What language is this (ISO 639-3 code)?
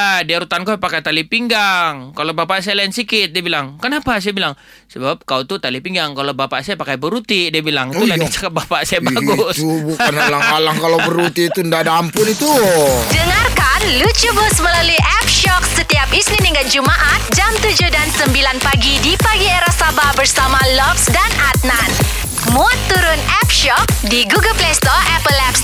msa